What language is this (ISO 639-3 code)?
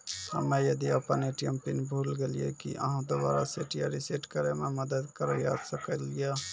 mai